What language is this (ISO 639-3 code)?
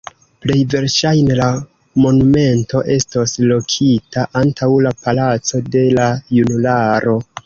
epo